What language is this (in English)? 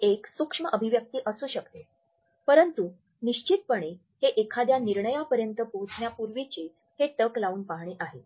Marathi